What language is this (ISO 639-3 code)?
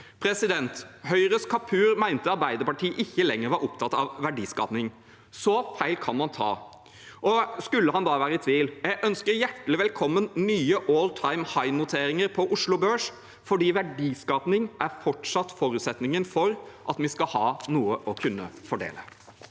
nor